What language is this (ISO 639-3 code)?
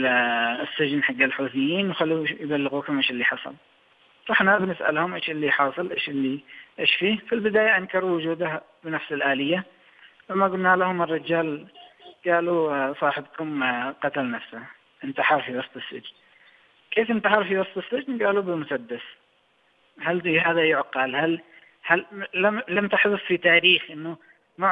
ara